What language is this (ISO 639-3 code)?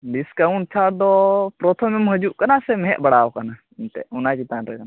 sat